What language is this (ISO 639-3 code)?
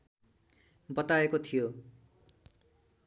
nep